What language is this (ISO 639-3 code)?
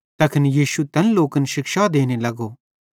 bhd